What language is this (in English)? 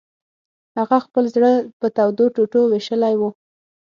Pashto